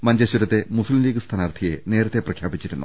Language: Malayalam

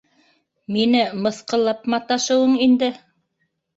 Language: Bashkir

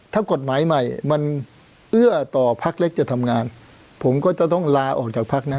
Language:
Thai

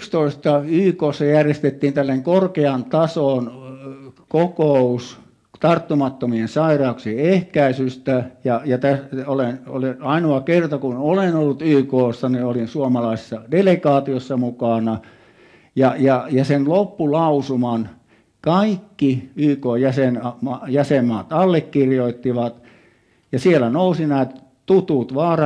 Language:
Finnish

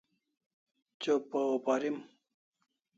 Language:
Kalasha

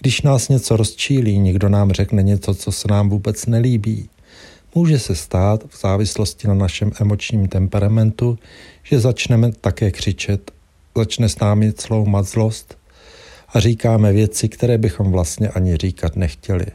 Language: Czech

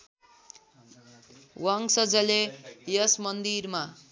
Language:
Nepali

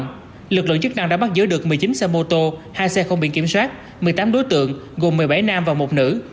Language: Vietnamese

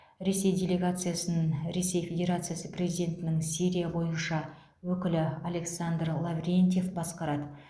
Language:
Kazakh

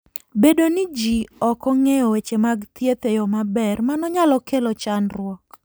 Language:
Luo (Kenya and Tanzania)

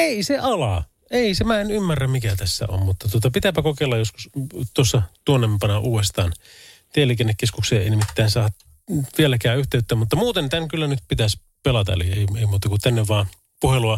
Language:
Finnish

